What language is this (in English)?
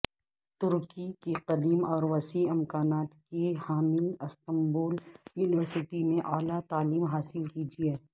Urdu